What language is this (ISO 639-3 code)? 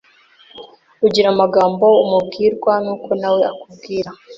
kin